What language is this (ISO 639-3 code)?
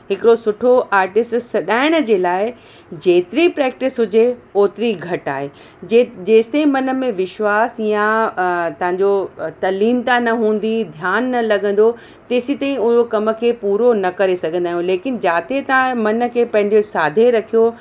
snd